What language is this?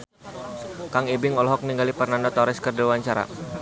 Sundanese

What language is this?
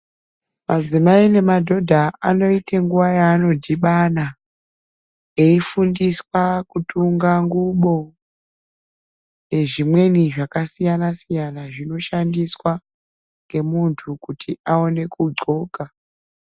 Ndau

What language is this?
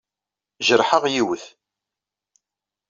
Kabyle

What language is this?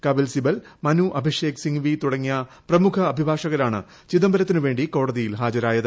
Malayalam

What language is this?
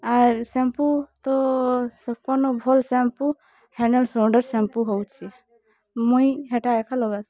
Odia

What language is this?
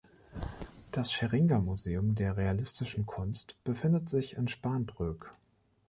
German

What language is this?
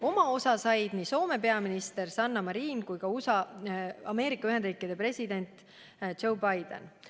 Estonian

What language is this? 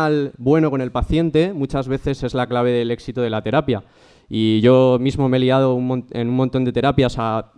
Spanish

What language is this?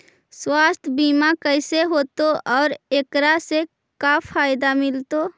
Magahi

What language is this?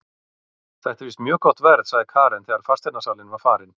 Icelandic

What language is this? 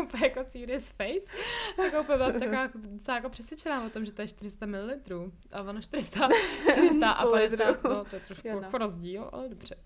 Czech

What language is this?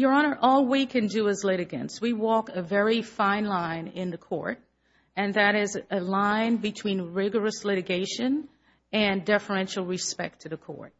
English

